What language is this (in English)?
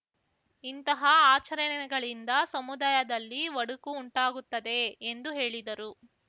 Kannada